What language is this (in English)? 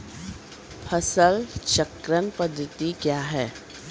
Maithili